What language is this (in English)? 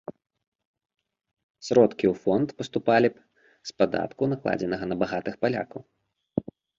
Belarusian